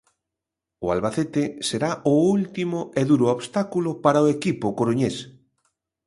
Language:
Galician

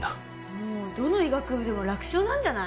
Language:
Japanese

